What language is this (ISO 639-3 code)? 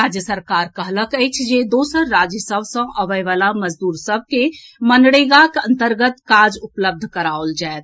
mai